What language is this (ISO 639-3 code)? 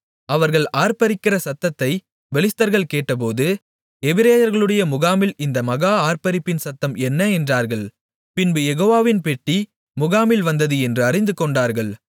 tam